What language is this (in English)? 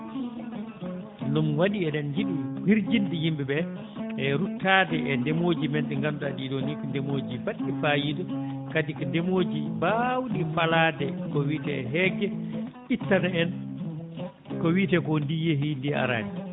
Fula